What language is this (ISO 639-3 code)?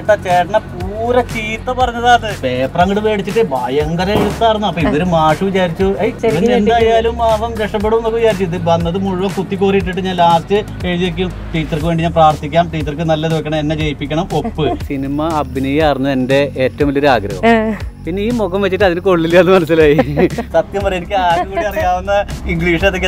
mal